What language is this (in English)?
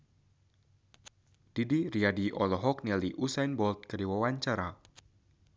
Sundanese